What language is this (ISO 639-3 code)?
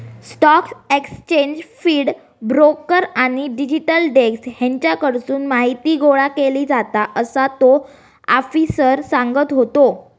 mar